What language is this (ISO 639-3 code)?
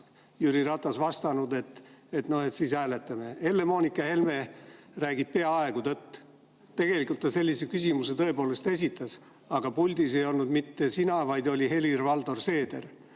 est